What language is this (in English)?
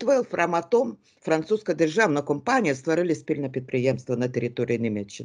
Ukrainian